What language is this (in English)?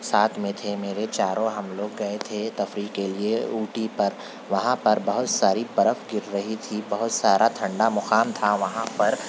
Urdu